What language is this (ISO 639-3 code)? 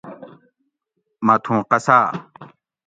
gwc